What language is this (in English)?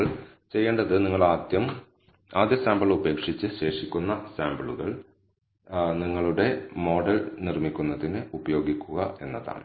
Malayalam